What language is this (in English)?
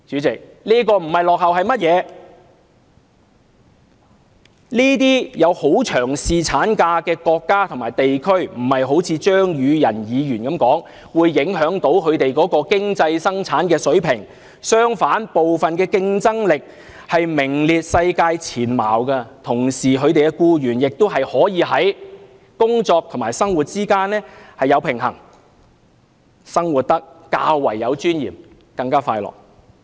Cantonese